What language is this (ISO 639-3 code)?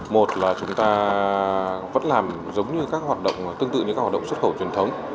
vie